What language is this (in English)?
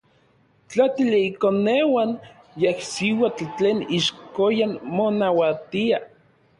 Orizaba Nahuatl